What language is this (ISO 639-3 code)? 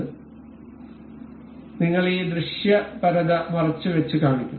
mal